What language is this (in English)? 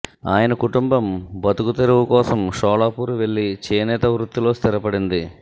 Telugu